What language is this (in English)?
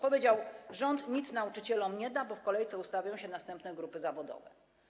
Polish